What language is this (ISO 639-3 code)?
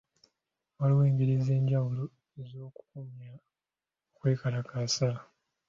lug